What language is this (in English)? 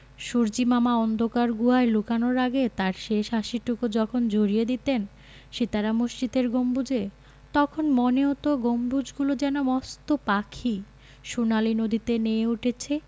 Bangla